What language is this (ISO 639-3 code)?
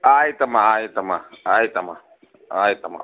kan